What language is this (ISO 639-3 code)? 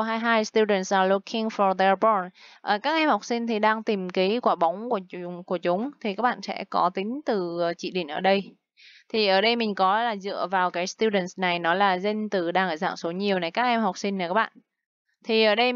vie